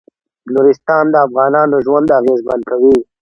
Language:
Pashto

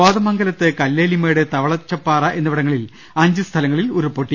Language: Malayalam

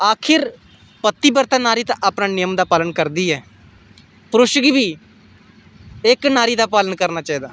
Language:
Dogri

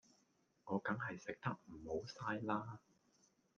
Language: Cantonese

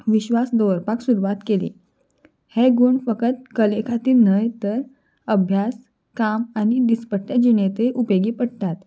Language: Konkani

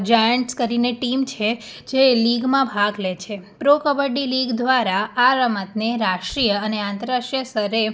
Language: Gujarati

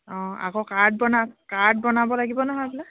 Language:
Assamese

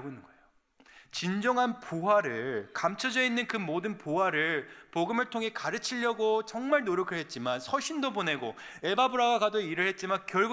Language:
Korean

